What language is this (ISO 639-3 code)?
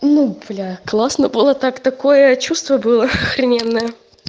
rus